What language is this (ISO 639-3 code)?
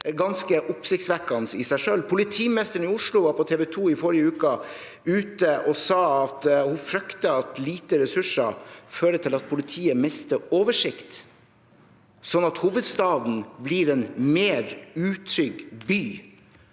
nor